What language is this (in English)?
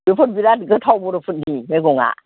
Bodo